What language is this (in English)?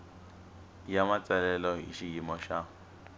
Tsonga